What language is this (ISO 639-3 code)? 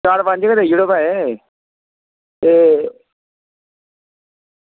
doi